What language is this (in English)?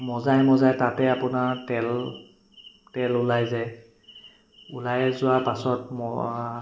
Assamese